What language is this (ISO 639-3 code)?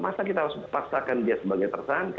ind